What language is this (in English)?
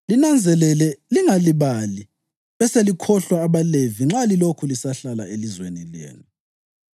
North Ndebele